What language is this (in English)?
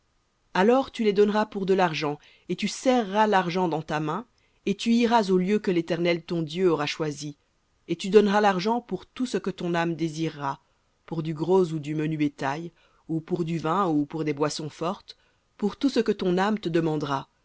French